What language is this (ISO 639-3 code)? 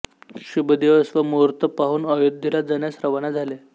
mar